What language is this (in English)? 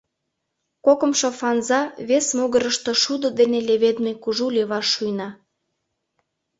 Mari